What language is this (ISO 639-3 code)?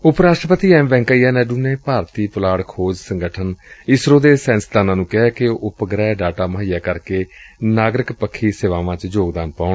pan